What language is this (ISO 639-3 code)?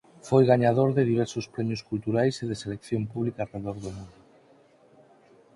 glg